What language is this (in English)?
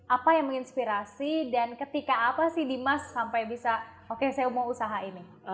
Indonesian